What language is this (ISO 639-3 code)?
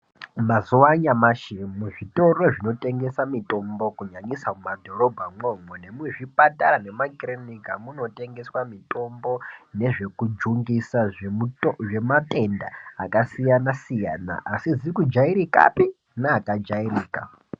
ndc